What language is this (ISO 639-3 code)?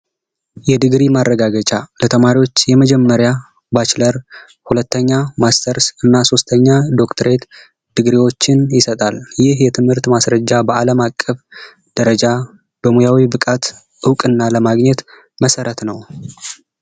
amh